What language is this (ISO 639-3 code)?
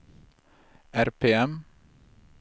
swe